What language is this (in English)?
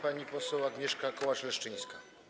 Polish